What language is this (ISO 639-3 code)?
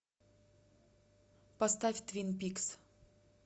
rus